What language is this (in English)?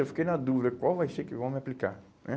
Portuguese